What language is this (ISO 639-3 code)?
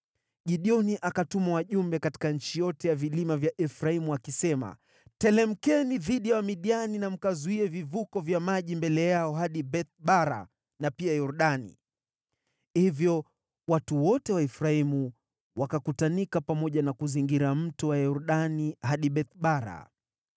swa